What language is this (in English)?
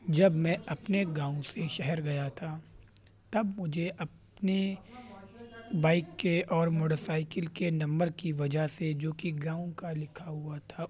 Urdu